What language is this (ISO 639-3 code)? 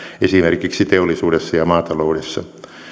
fin